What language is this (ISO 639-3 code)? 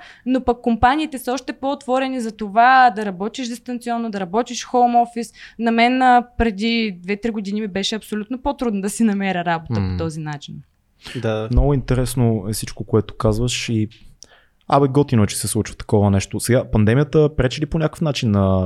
bul